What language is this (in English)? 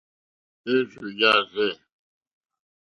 Mokpwe